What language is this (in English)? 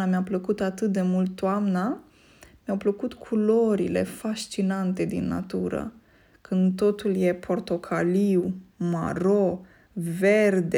Romanian